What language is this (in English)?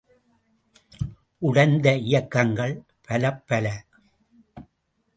Tamil